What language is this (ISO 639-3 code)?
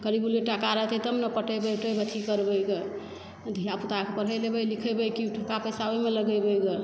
mai